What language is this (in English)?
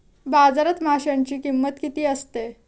Marathi